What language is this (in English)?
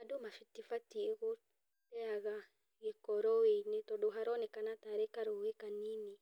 Kikuyu